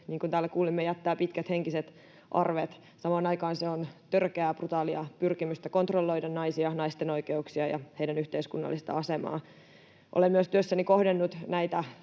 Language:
Finnish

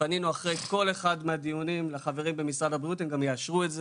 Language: Hebrew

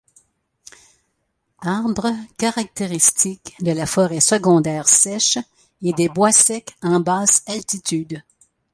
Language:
French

